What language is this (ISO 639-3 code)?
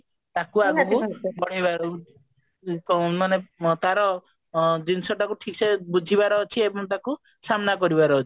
ori